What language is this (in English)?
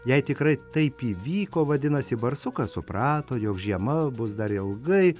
Lithuanian